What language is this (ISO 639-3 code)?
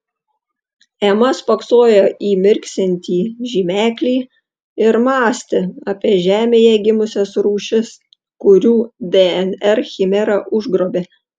lit